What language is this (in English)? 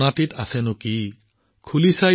Assamese